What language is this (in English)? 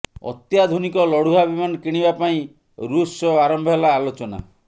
Odia